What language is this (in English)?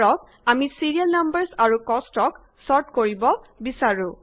Assamese